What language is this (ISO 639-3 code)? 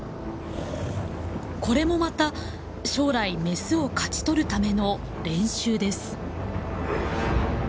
jpn